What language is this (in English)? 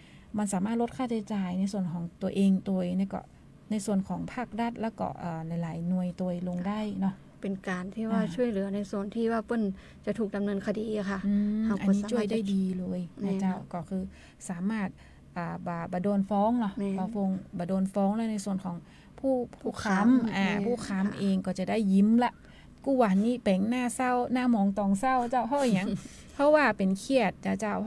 Thai